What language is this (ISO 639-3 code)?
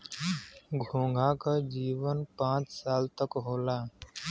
bho